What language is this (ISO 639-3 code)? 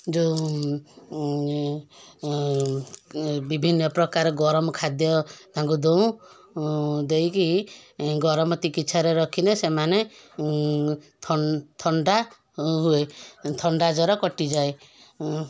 ori